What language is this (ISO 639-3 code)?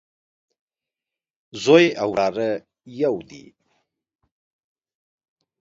pus